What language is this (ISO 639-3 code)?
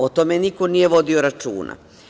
srp